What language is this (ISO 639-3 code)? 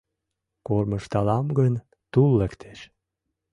chm